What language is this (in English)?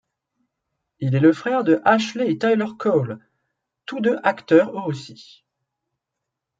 French